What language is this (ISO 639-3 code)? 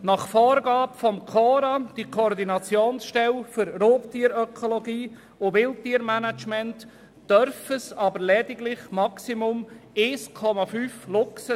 gsw